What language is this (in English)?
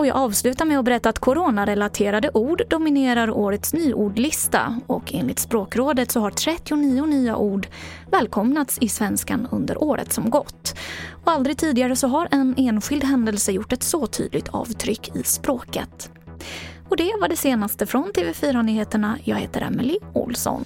Swedish